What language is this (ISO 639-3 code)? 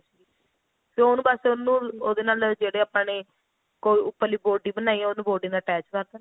pan